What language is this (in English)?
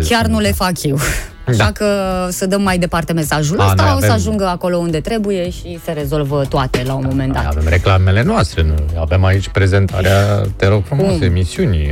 Romanian